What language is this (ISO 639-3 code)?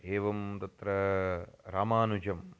san